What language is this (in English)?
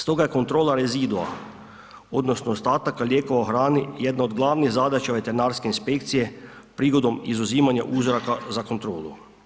Croatian